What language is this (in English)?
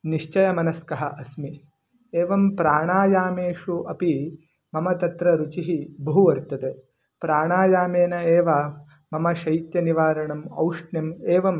Sanskrit